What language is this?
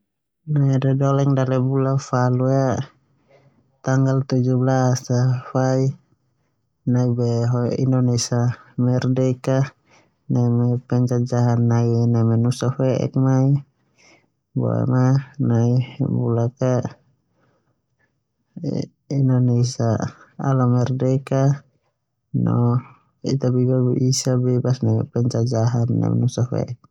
Termanu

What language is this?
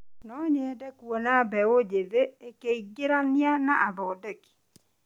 Kikuyu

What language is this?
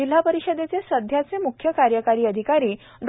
Marathi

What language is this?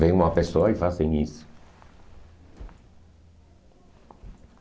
Portuguese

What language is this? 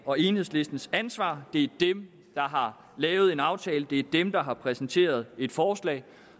Danish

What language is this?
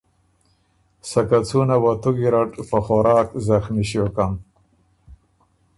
Ormuri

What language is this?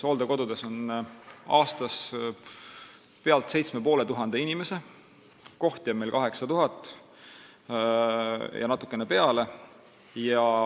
Estonian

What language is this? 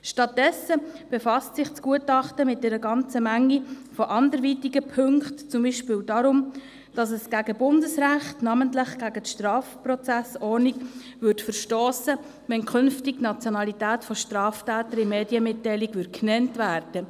Swiss German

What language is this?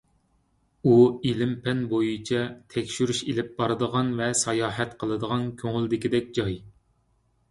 Uyghur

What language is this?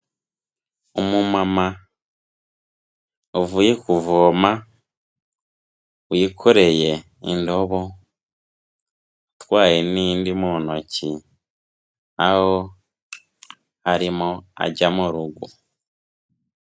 Kinyarwanda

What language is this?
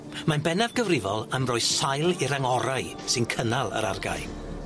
Welsh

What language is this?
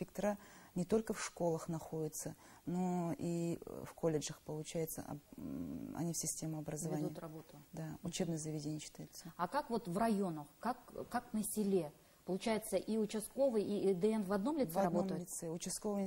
Russian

